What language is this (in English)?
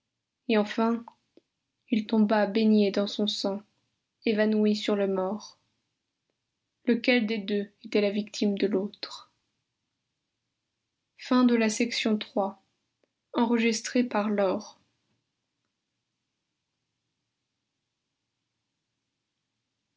French